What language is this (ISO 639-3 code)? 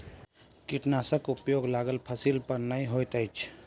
mai